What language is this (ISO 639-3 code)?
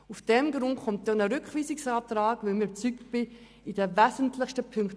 gsw